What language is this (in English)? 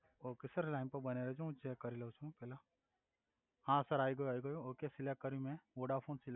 Gujarati